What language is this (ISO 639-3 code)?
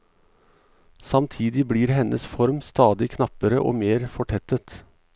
nor